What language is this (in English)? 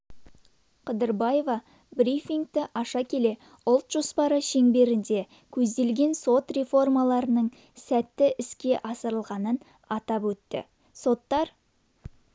Kazakh